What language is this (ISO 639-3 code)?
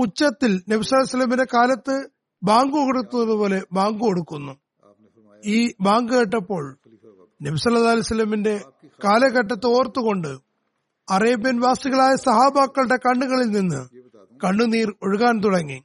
mal